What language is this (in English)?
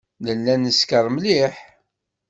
Kabyle